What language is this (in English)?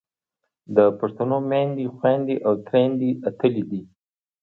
Pashto